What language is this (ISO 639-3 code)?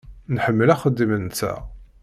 kab